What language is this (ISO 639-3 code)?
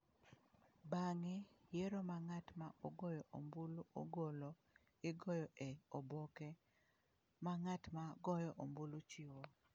luo